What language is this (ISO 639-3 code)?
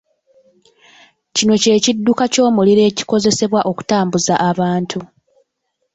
lug